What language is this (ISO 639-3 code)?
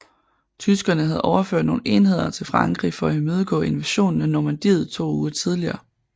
dan